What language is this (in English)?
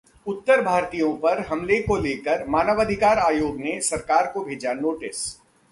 Hindi